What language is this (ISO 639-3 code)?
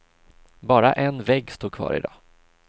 swe